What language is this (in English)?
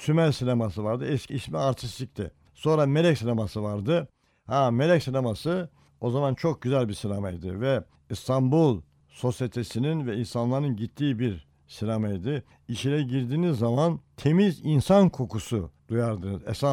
Turkish